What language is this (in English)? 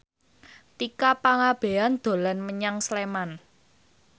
Javanese